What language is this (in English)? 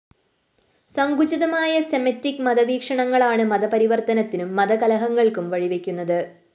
Malayalam